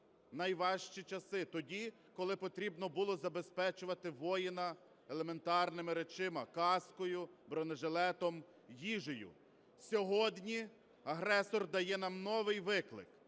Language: Ukrainian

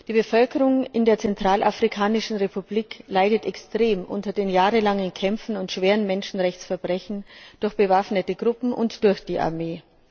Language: German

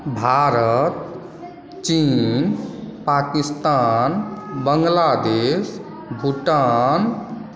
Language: Maithili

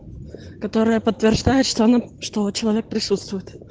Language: Russian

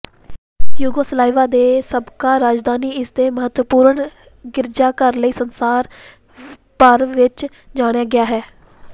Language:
Punjabi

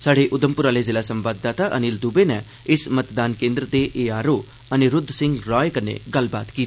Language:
Dogri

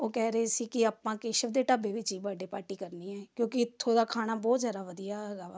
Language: Punjabi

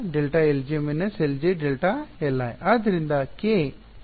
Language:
Kannada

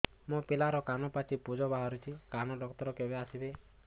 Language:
Odia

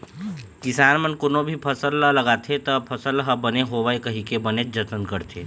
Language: Chhattisgarhi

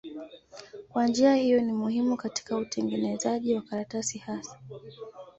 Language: Swahili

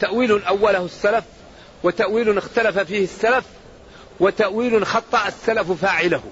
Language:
Arabic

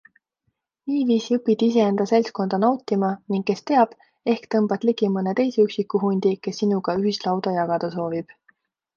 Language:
Estonian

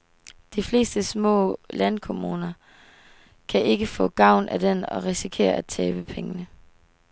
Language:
Danish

